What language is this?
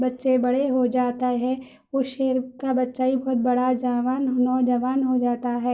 Urdu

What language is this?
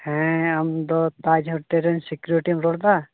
Santali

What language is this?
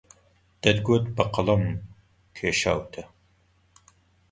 Central Kurdish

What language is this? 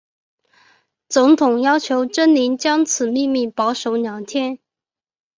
Chinese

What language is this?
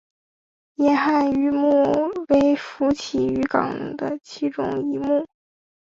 Chinese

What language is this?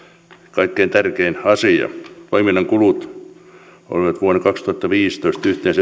Finnish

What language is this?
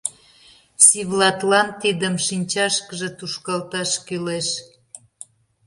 Mari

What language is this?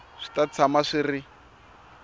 Tsonga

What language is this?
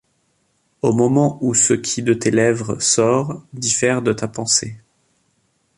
French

